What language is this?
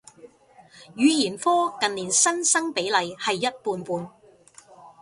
Cantonese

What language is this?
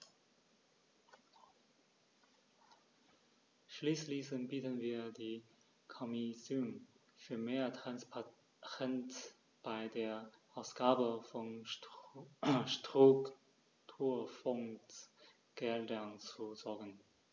German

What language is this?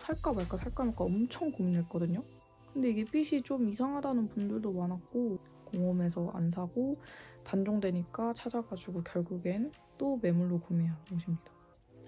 Korean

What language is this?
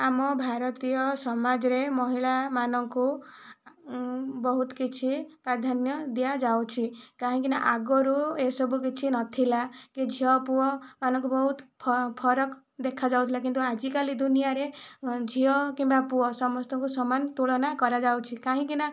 Odia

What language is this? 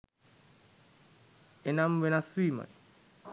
Sinhala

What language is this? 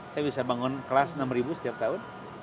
Indonesian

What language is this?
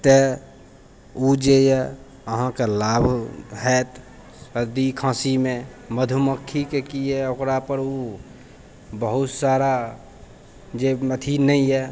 Maithili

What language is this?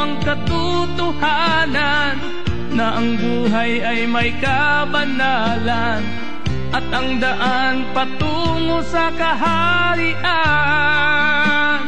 Filipino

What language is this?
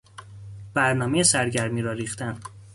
Persian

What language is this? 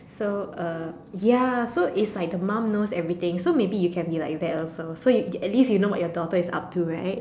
English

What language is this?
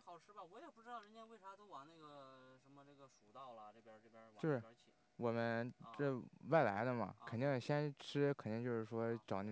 Chinese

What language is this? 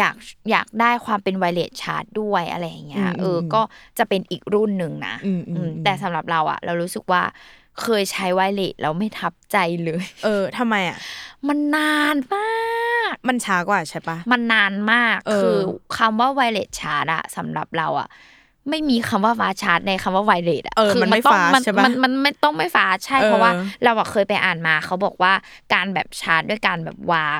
Thai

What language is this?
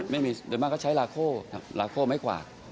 Thai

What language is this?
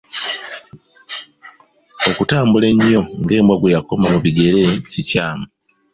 Ganda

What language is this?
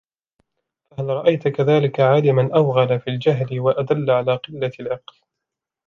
Arabic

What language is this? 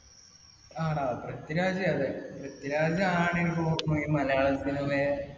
Malayalam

